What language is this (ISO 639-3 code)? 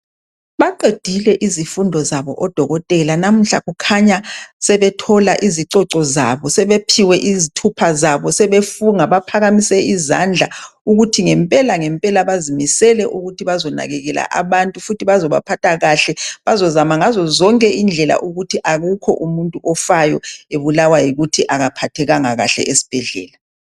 nde